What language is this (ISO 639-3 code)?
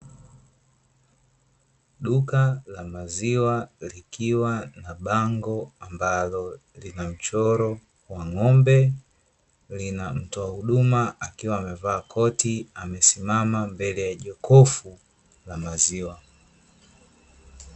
swa